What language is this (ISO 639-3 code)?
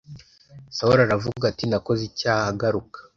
kin